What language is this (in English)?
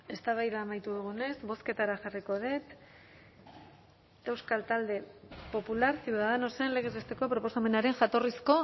Basque